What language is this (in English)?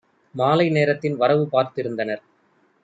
Tamil